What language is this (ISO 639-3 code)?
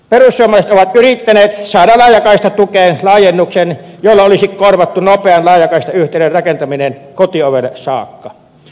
fin